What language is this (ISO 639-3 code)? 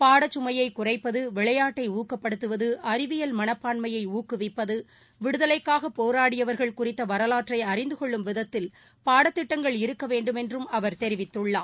tam